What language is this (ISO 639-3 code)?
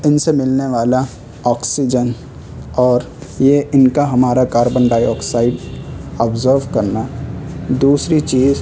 urd